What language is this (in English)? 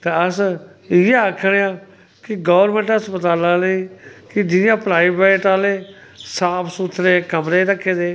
Dogri